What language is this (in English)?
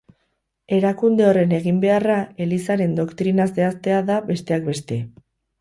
Basque